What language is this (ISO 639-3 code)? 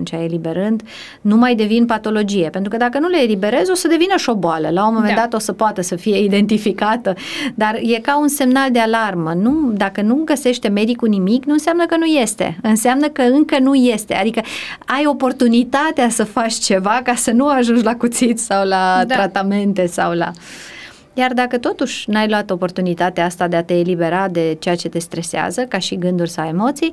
ron